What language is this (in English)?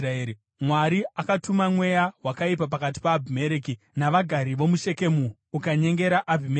Shona